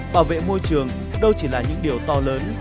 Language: Vietnamese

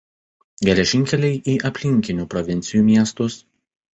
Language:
Lithuanian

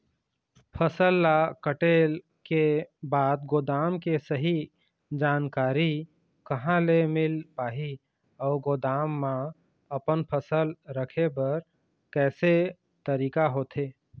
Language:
Chhattisgarhi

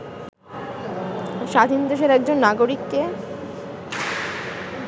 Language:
Bangla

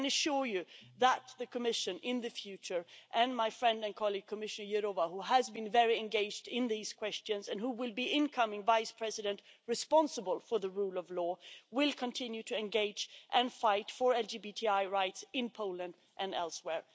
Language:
English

